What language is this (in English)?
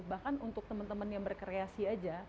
Indonesian